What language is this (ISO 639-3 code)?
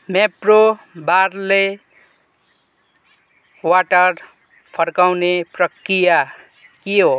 nep